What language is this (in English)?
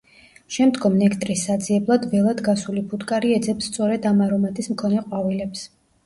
Georgian